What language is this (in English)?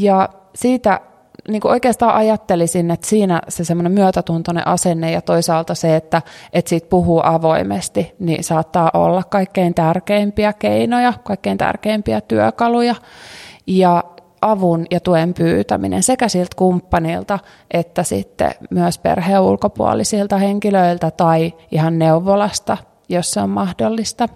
Finnish